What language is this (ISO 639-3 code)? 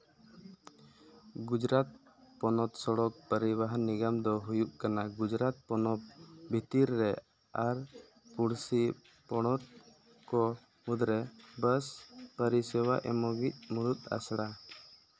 sat